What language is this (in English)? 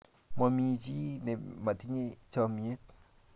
Kalenjin